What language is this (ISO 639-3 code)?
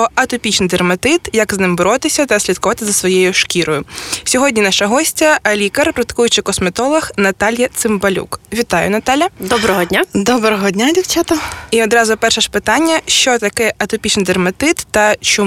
ukr